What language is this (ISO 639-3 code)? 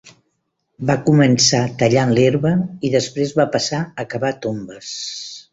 cat